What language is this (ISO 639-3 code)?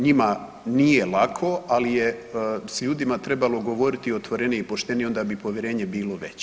hrv